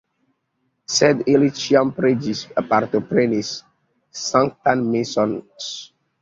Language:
Esperanto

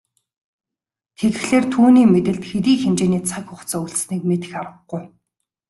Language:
Mongolian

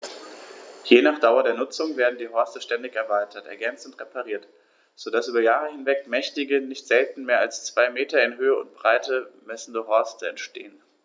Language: German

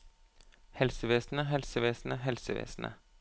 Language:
Norwegian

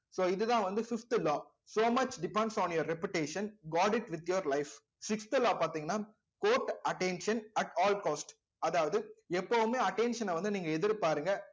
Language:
Tamil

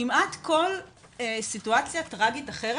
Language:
Hebrew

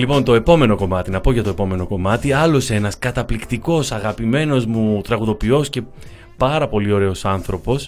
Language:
Greek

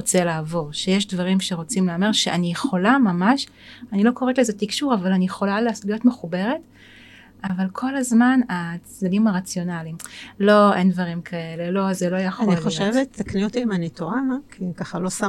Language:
Hebrew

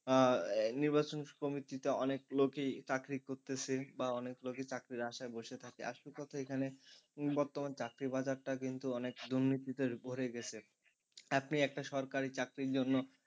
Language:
Bangla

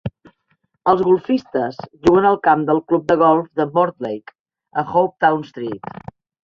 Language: Catalan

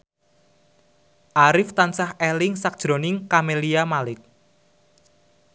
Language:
Javanese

